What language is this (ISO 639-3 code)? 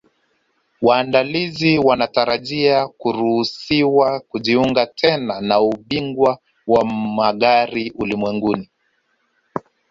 swa